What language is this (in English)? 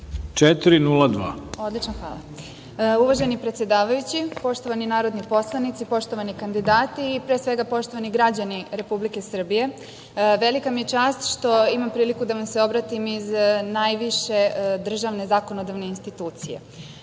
Serbian